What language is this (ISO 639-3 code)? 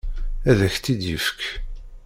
kab